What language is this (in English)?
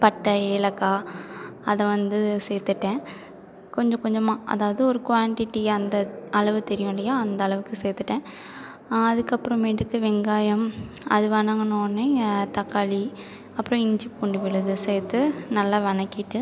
Tamil